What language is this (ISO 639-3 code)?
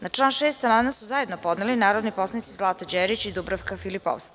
srp